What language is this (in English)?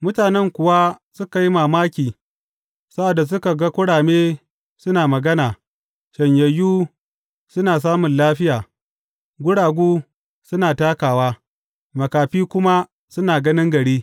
Hausa